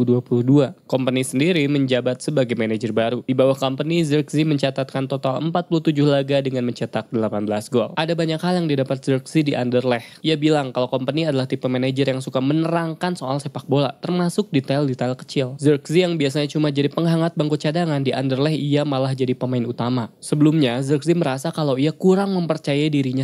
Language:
Indonesian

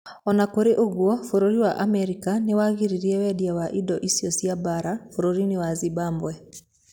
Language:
Kikuyu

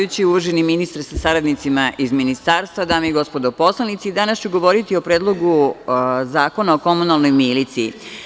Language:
Serbian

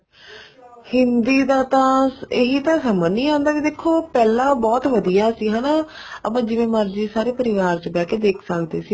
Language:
Punjabi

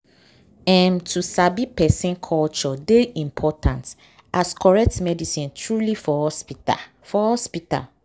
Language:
Nigerian Pidgin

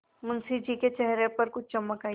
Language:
Hindi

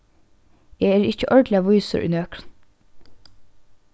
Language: Faroese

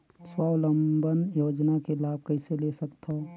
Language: Chhattisgarhi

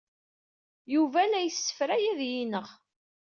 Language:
Kabyle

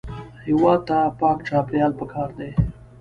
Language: Pashto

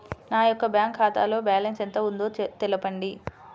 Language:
Telugu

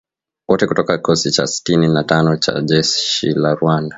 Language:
Swahili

